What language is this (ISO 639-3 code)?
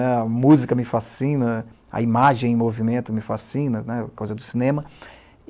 por